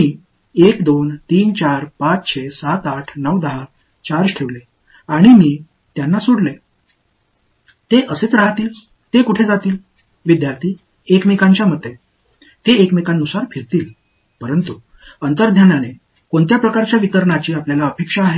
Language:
Tamil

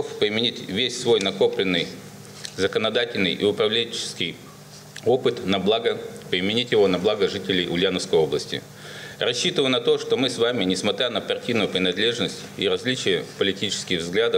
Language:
Russian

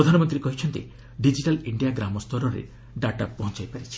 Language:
Odia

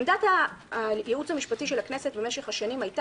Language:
Hebrew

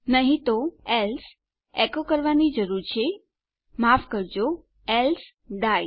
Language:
Gujarati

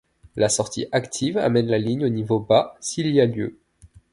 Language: French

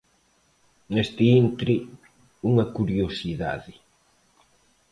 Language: Galician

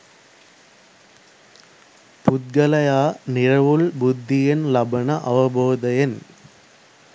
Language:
Sinhala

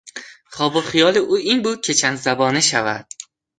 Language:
Persian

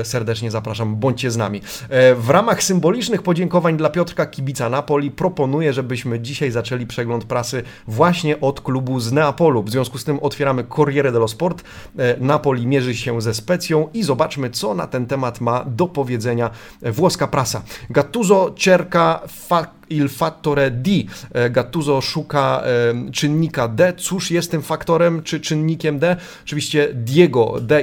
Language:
Polish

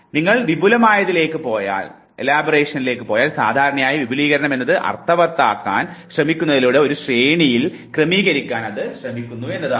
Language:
Malayalam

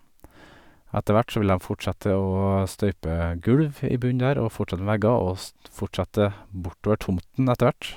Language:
Norwegian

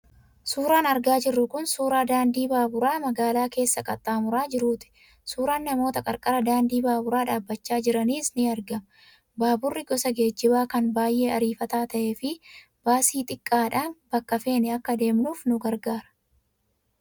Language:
Oromo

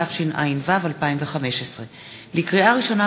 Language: Hebrew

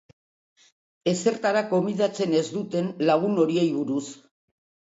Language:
Basque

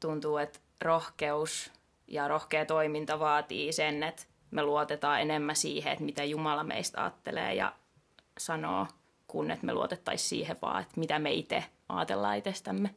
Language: Finnish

